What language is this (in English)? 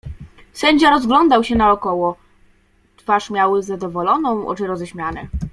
Polish